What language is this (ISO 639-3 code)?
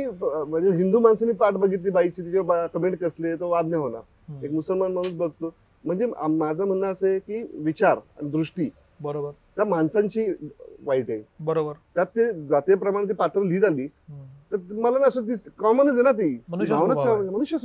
mar